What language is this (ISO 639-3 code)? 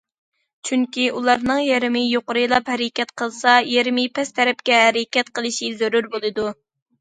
uig